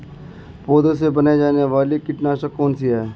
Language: Hindi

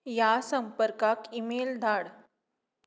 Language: Konkani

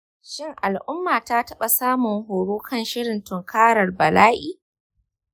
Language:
Hausa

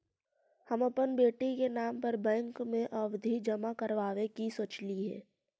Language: Magahi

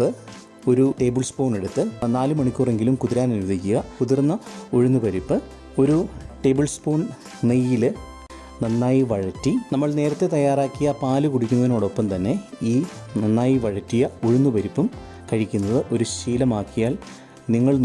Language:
Malayalam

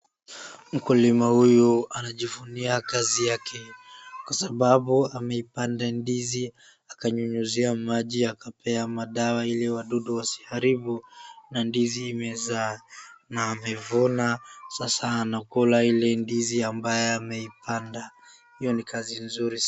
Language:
Swahili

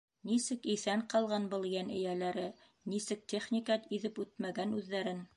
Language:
Bashkir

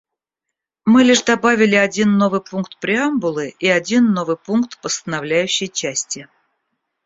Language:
Russian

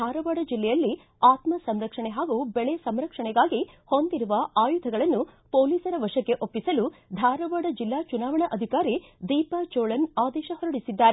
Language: Kannada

